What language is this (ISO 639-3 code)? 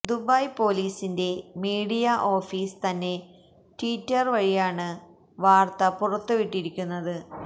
mal